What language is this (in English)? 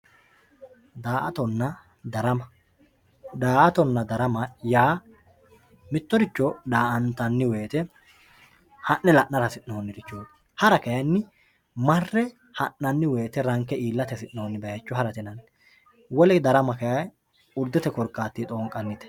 Sidamo